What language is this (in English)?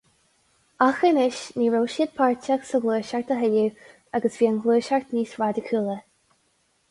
Irish